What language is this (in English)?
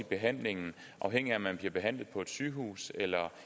Danish